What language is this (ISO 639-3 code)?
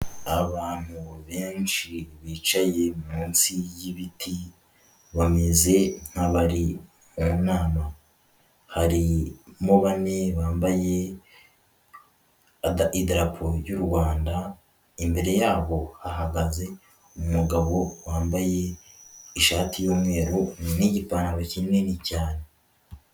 kin